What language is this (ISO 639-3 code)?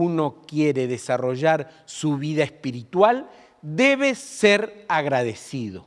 spa